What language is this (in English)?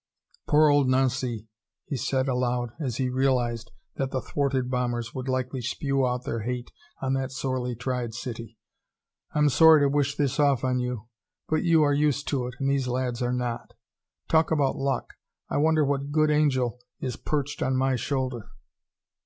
English